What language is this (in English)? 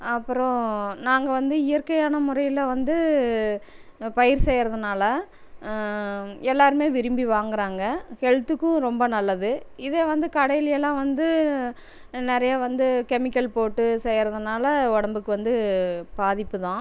Tamil